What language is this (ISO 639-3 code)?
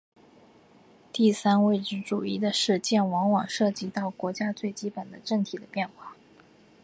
zho